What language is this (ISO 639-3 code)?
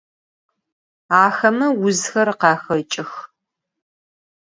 ady